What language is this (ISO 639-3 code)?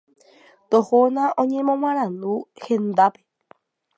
grn